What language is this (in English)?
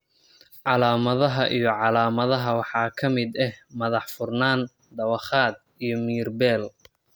Somali